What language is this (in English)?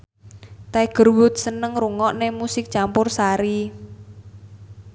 Javanese